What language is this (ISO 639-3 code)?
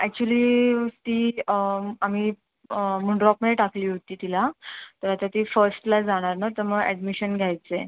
mar